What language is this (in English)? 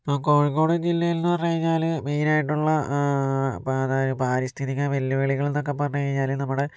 Malayalam